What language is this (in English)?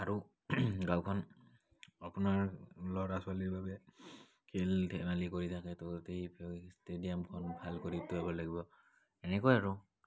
Assamese